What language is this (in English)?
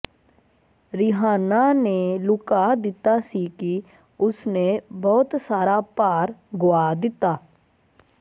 Punjabi